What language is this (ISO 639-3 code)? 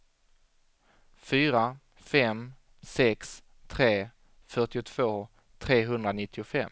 swe